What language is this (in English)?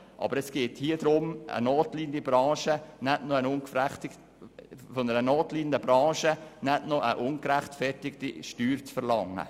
Swiss German